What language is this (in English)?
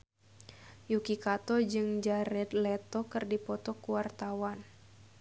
Sundanese